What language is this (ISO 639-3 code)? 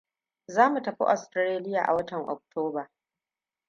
hau